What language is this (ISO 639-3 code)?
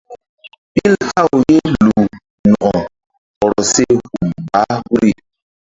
mdd